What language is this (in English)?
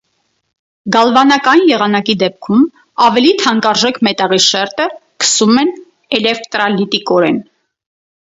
Armenian